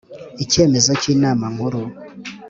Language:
Kinyarwanda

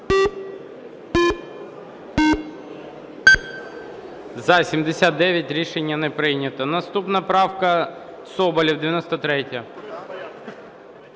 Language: Ukrainian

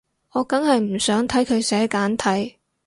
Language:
Cantonese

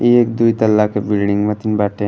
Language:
Bhojpuri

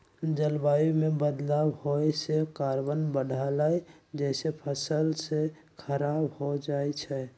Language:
Magahi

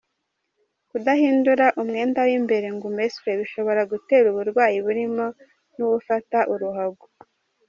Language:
Kinyarwanda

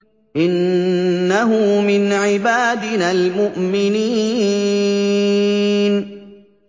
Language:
Arabic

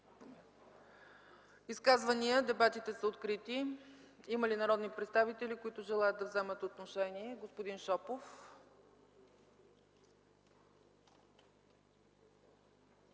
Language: Bulgarian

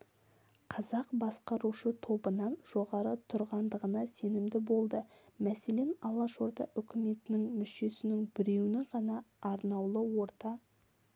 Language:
Kazakh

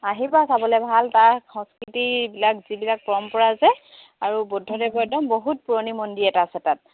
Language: Assamese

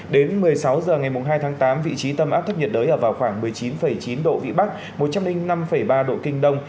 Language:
Vietnamese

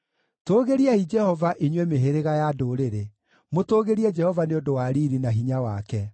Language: Kikuyu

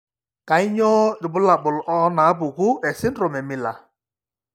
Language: Masai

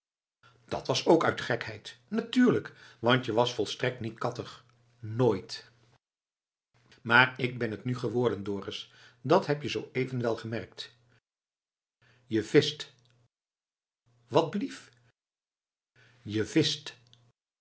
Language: Dutch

